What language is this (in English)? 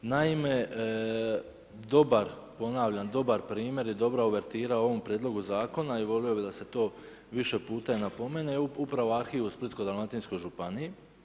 Croatian